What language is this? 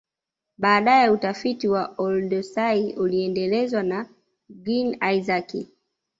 Swahili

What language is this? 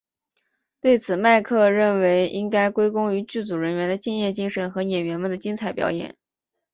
Chinese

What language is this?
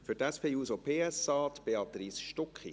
Swiss German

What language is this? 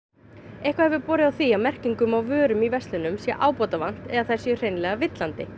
Icelandic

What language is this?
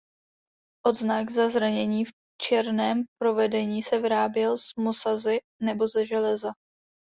Czech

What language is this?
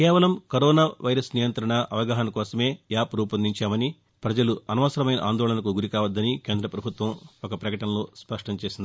Telugu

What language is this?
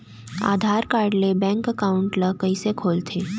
Chhattisgarhi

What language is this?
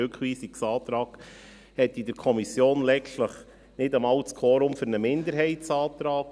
Swiss German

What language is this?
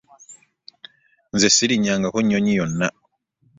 Ganda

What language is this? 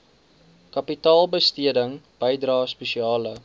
Afrikaans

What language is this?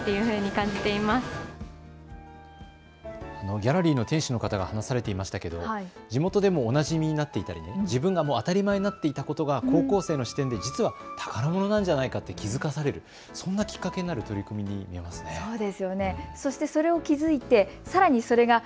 Japanese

